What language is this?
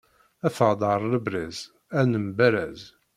Kabyle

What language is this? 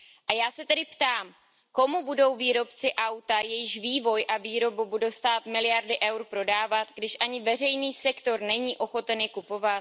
Czech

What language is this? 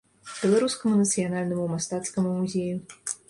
Belarusian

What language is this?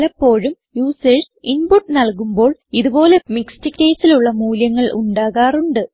Malayalam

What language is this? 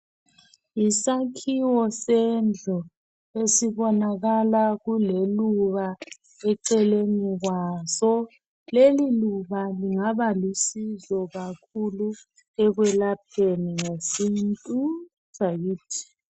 North Ndebele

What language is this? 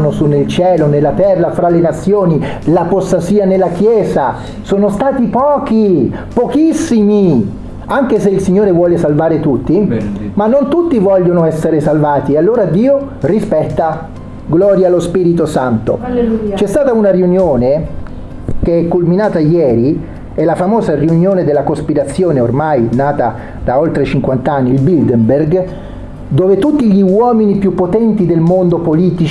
Italian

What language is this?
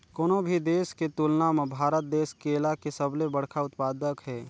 Chhattisgarhi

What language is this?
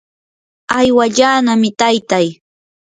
Yanahuanca Pasco Quechua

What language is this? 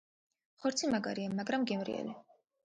Georgian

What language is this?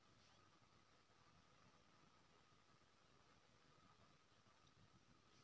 Maithili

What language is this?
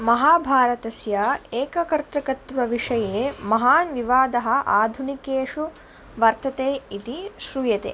Sanskrit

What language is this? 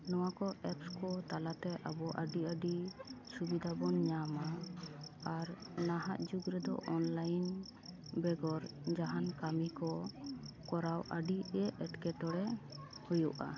Santali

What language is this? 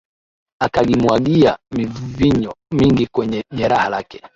Swahili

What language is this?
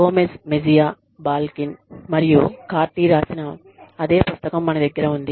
Telugu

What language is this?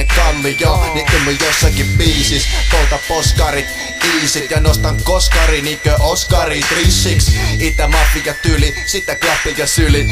Finnish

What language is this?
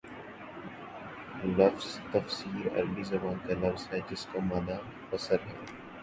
Urdu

